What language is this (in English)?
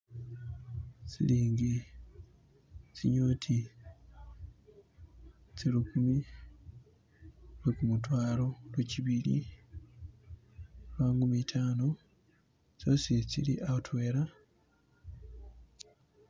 Masaaba